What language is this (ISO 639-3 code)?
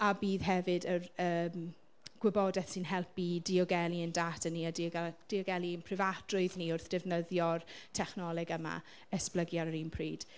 cym